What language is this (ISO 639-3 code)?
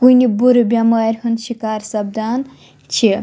kas